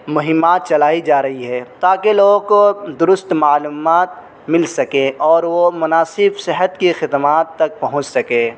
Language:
Urdu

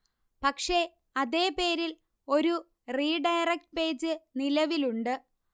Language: Malayalam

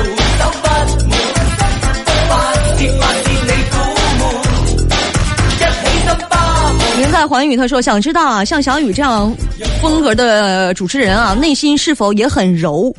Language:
Chinese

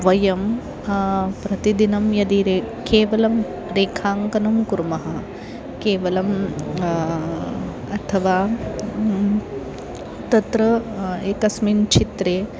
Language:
Sanskrit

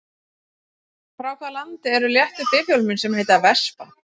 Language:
Icelandic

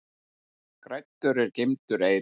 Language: Icelandic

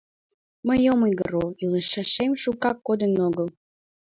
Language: Mari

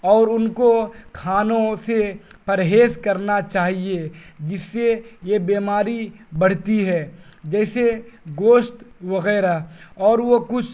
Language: Urdu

